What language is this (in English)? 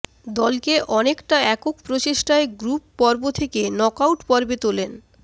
Bangla